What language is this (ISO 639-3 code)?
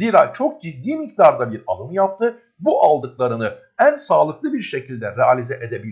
tur